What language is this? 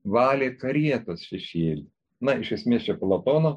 Lithuanian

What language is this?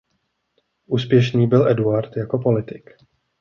Czech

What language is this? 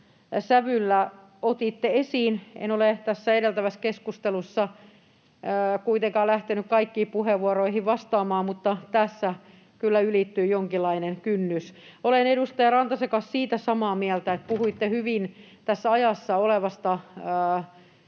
Finnish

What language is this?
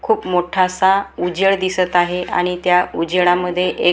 Marathi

